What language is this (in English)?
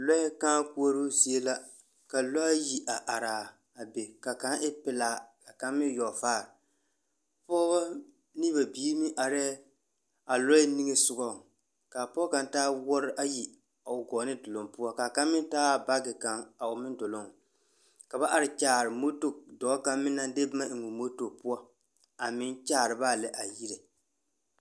Southern Dagaare